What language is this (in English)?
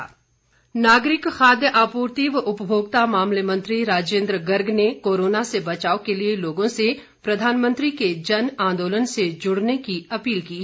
Hindi